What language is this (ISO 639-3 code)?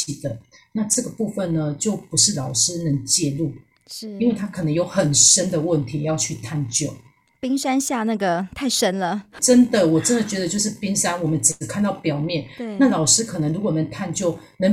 zho